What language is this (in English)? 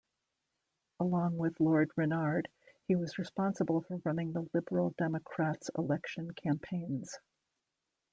English